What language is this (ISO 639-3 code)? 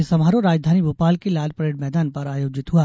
hin